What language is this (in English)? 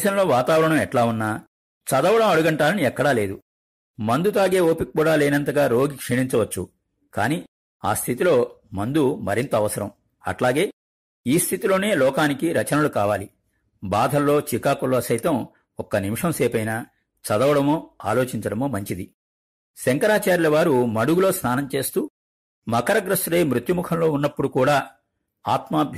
Telugu